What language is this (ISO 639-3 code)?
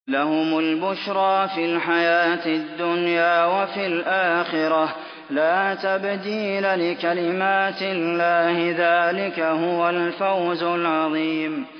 ara